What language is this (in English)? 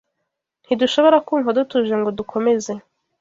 Kinyarwanda